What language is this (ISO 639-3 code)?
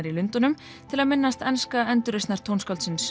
isl